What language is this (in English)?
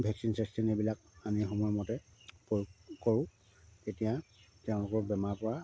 Assamese